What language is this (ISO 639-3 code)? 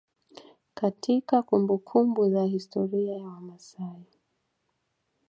swa